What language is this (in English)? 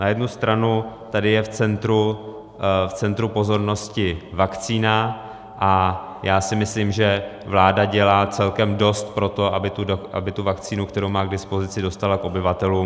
Czech